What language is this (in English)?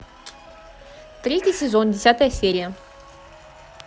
Russian